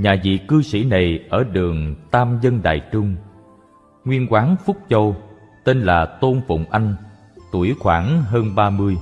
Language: Vietnamese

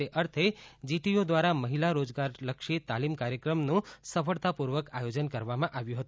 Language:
Gujarati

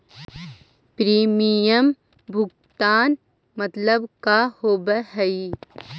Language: Magahi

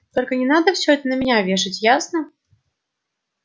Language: Russian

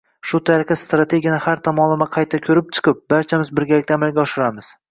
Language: Uzbek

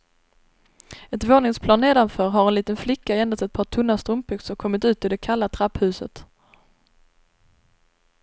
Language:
Swedish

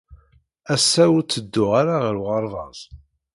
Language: Kabyle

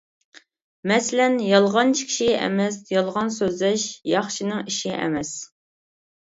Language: Uyghur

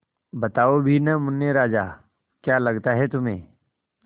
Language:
Hindi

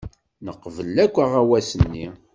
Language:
Kabyle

